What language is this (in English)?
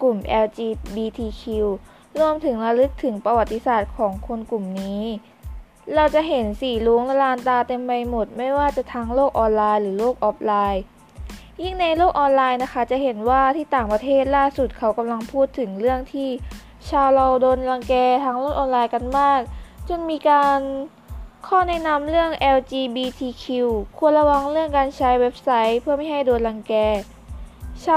Thai